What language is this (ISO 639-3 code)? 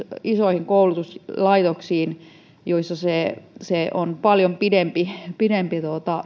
fin